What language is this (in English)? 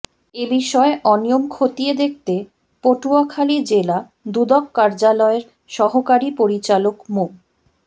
Bangla